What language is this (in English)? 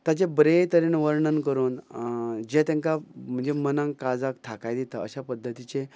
Konkani